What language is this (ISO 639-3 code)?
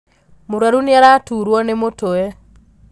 kik